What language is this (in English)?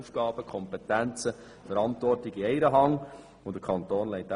Swiss German